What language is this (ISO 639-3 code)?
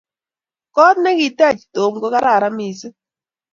kln